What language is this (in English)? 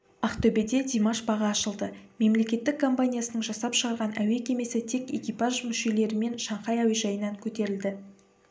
Kazakh